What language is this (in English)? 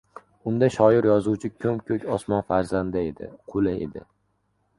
Uzbek